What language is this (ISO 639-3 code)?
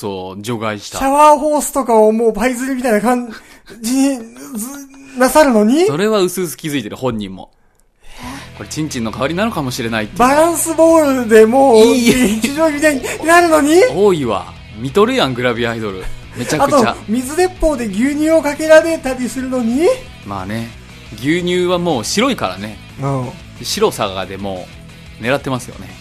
jpn